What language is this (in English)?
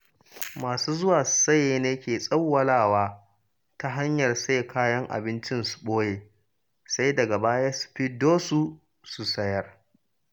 Hausa